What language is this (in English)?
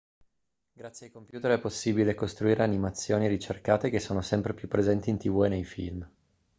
Italian